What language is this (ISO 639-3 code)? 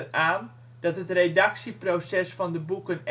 nld